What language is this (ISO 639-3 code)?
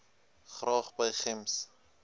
afr